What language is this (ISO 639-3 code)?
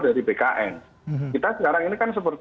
ind